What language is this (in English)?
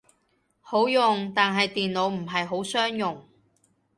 Cantonese